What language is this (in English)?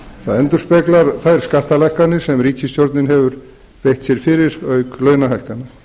Icelandic